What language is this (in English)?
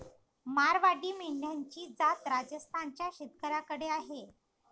Marathi